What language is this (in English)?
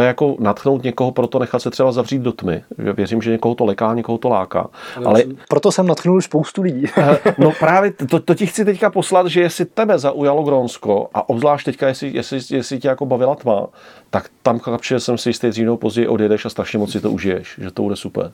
Czech